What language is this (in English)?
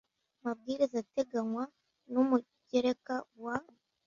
Kinyarwanda